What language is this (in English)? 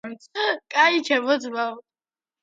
Georgian